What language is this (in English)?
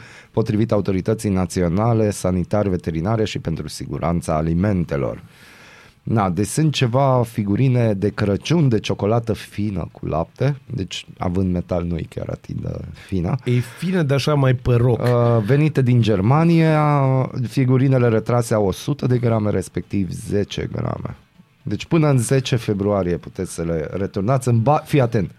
Romanian